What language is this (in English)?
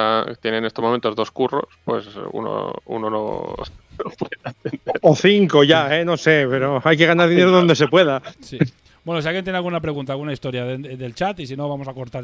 Spanish